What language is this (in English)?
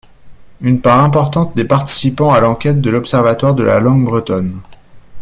French